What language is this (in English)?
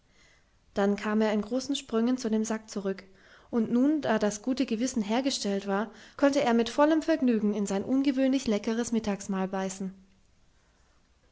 German